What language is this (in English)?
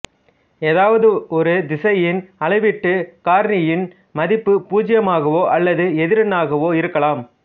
Tamil